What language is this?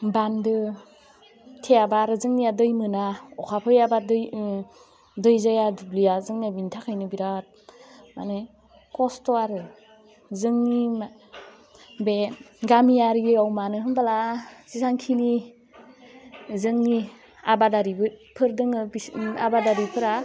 Bodo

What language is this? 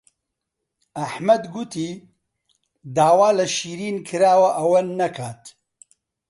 Central Kurdish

